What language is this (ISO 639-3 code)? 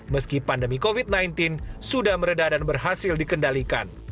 ind